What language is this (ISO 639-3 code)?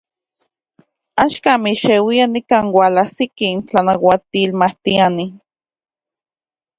ncx